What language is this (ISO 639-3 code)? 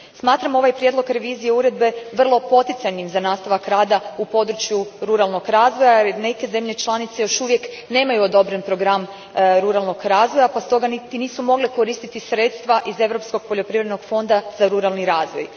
hrv